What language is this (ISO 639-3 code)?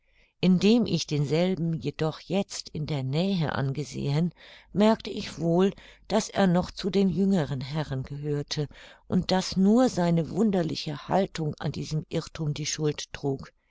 deu